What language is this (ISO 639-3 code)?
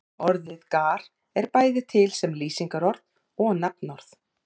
isl